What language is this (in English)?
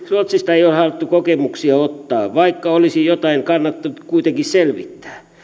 Finnish